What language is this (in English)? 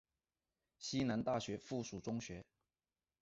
Chinese